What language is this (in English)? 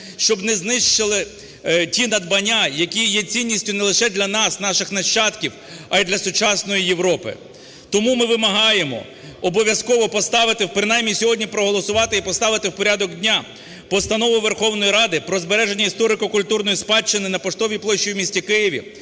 Ukrainian